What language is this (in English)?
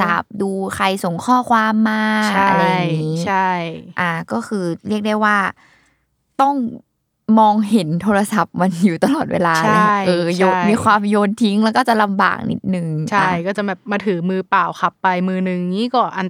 Thai